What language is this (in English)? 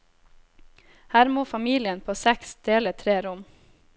Norwegian